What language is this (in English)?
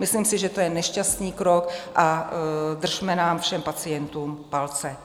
Czech